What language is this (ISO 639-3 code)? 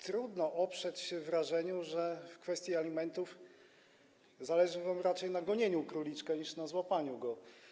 pol